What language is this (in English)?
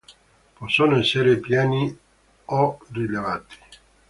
Italian